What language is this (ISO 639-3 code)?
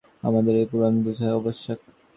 ben